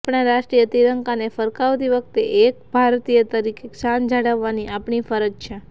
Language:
Gujarati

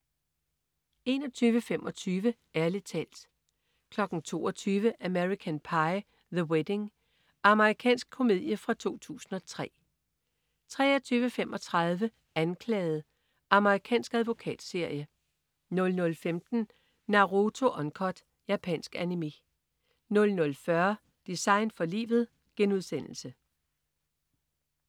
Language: Danish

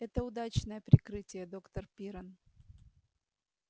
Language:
Russian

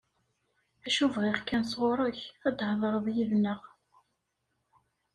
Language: Kabyle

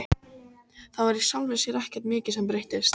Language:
Icelandic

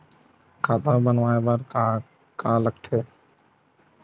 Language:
Chhattisgarhi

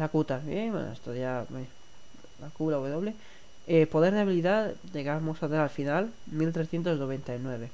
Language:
Spanish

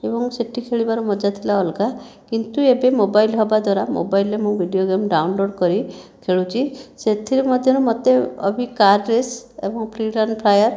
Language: Odia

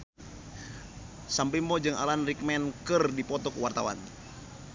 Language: Sundanese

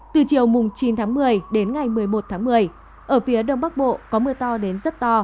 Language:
Vietnamese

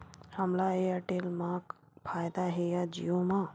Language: Chhattisgarhi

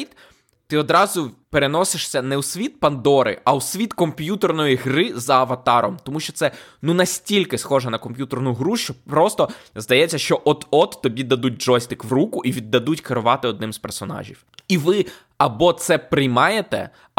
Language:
Ukrainian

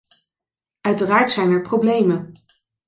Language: Dutch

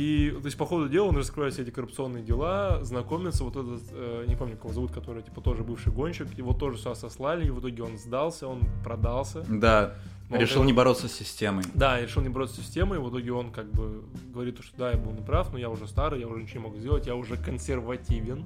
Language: Russian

